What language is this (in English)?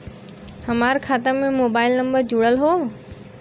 Bhojpuri